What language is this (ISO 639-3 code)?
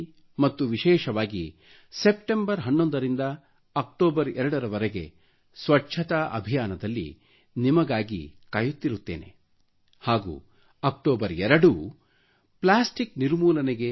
kan